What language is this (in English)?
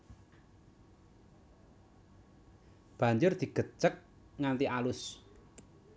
Javanese